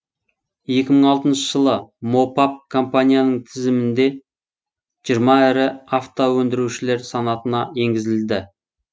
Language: Kazakh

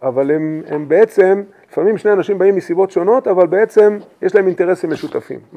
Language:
Hebrew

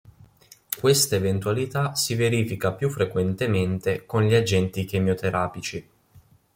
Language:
Italian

